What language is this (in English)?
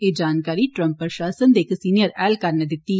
Dogri